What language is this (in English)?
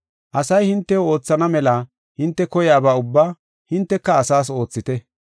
Gofa